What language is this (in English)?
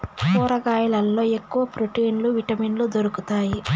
Telugu